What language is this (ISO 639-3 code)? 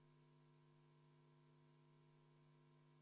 est